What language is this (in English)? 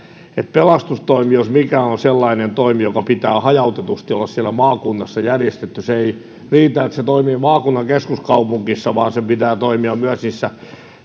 Finnish